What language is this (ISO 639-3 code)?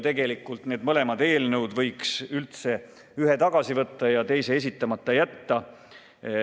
est